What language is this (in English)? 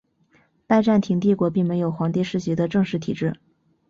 Chinese